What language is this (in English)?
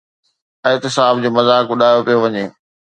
Sindhi